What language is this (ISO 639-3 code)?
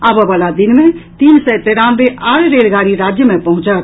mai